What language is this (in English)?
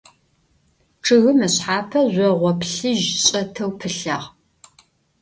Adyghe